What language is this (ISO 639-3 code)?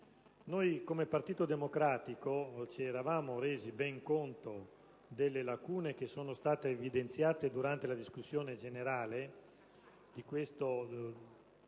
ita